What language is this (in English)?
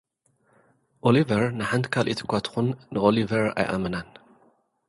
Tigrinya